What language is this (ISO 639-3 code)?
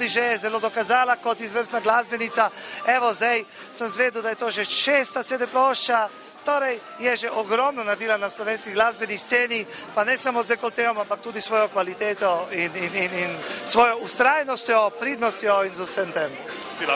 ell